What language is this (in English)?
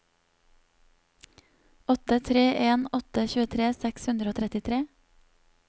Norwegian